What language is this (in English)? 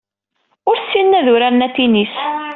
Kabyle